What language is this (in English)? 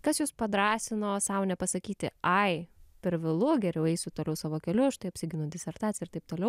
Lithuanian